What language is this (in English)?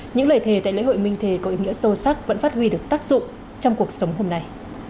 Vietnamese